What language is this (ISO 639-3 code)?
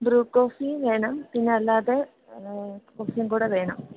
mal